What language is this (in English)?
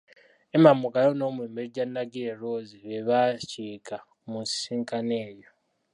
Ganda